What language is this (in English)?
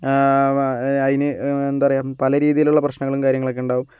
Malayalam